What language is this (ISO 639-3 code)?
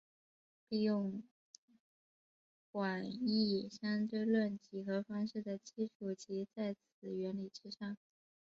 zho